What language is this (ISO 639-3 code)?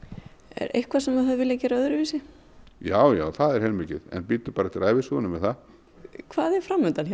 isl